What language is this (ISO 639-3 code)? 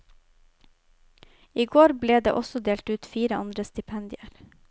nor